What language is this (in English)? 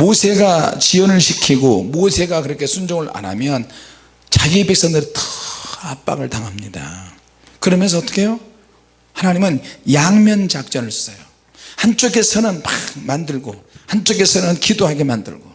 Korean